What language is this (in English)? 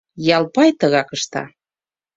Mari